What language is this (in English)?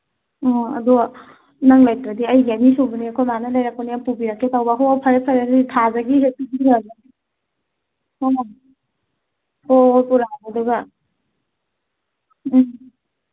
Manipuri